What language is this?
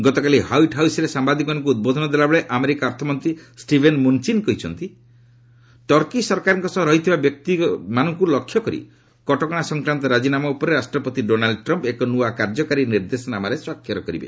Odia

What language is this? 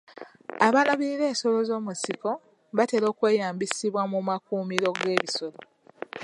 Ganda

